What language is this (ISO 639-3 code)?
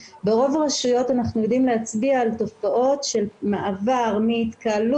heb